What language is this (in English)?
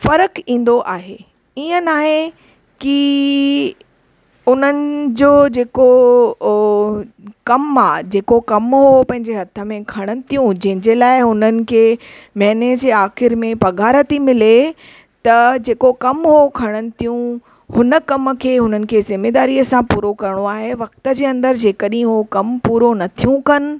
Sindhi